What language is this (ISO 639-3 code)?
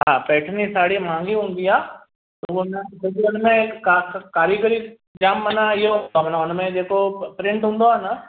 snd